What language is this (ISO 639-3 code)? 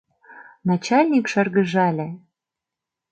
chm